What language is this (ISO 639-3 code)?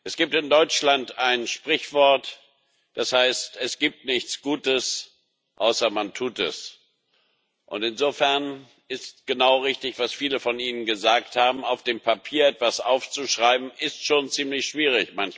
deu